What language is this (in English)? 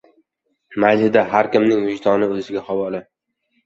Uzbek